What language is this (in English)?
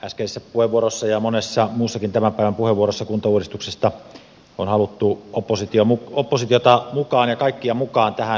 Finnish